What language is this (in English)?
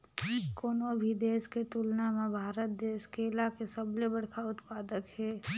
Chhattisgarhi